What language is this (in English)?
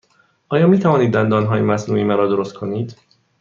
Persian